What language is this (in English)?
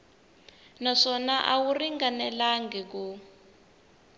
Tsonga